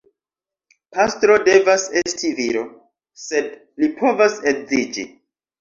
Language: Esperanto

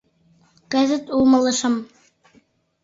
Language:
Mari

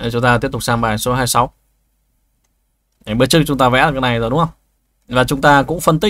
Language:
Vietnamese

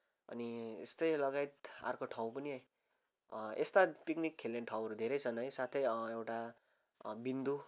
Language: Nepali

